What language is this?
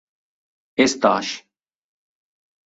Catalan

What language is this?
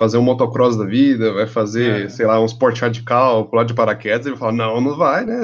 Portuguese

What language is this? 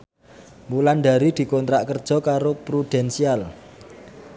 Javanese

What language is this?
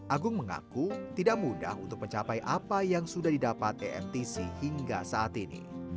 Indonesian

